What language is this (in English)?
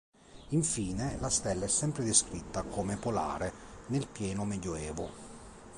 Italian